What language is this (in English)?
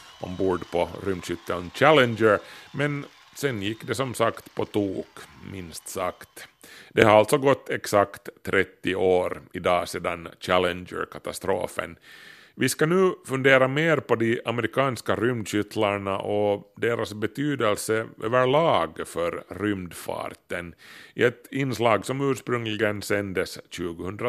Swedish